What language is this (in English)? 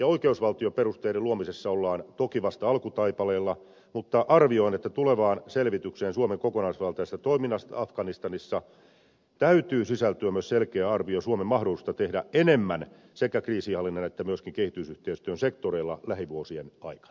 Finnish